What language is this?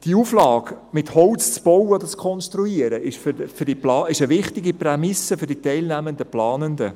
Swiss German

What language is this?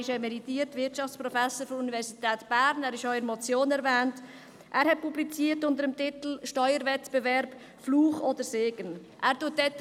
Swiss German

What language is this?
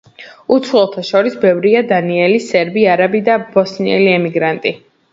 Georgian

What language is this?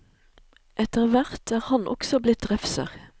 Norwegian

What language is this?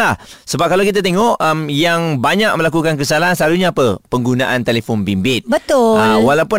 Malay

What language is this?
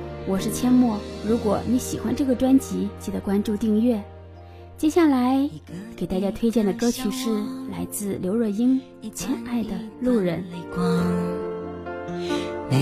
Chinese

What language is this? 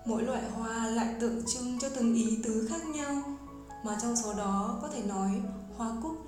Vietnamese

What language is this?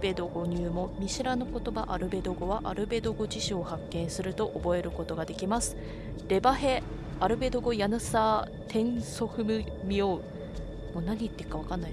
Japanese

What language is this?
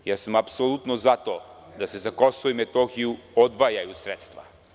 Serbian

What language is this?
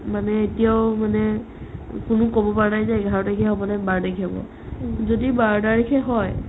Assamese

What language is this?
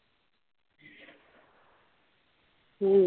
Marathi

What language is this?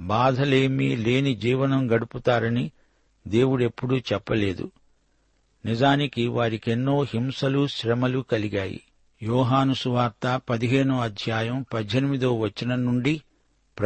Telugu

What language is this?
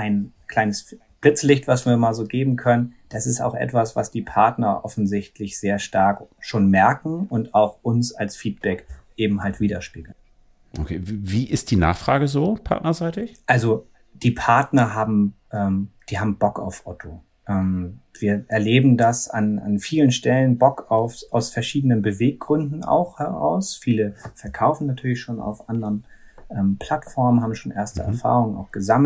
German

